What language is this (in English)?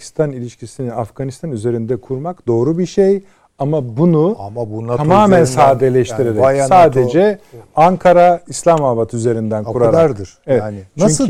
Turkish